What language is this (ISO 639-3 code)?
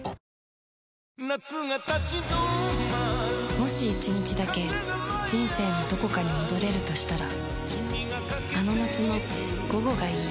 jpn